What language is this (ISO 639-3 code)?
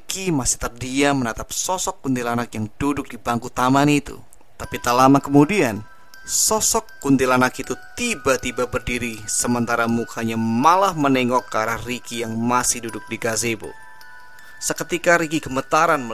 ind